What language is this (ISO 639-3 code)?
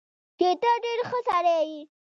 pus